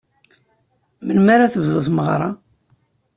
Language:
Kabyle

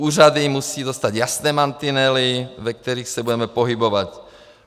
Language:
Czech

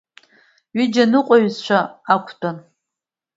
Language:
Abkhazian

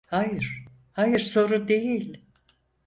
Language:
Turkish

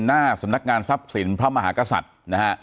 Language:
Thai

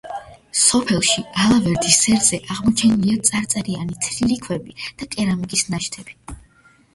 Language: Georgian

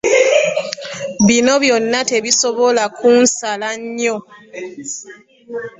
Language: Ganda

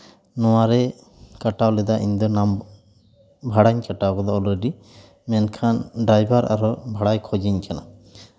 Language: Santali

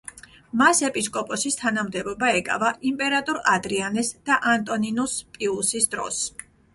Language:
Georgian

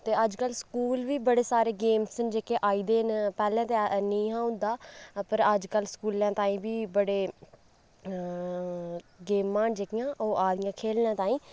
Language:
Dogri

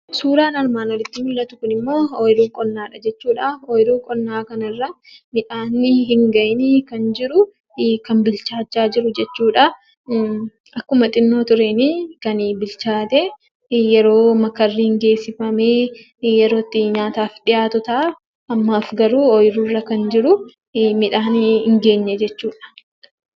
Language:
Oromo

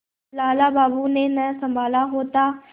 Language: Hindi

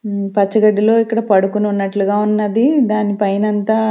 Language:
Telugu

